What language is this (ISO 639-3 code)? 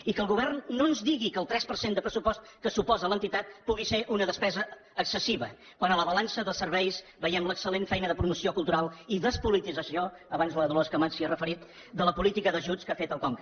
cat